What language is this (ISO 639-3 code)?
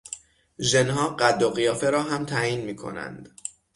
fas